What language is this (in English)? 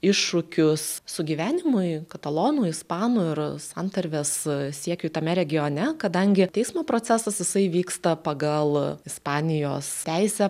Lithuanian